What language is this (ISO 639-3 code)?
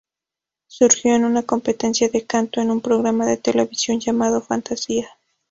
spa